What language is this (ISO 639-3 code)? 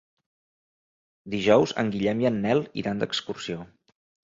cat